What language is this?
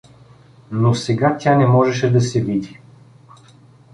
Bulgarian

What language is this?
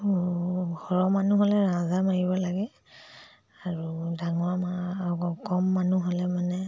Assamese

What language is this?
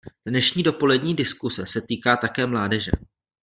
Czech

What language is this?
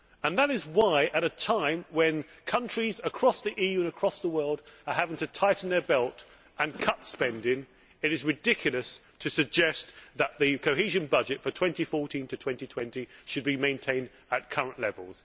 English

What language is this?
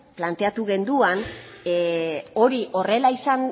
Basque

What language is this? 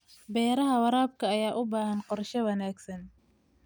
Somali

